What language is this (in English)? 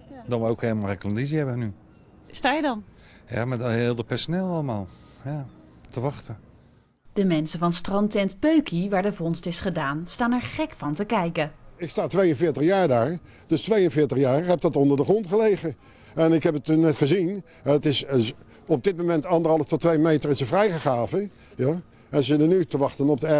Dutch